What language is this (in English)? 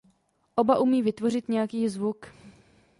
Czech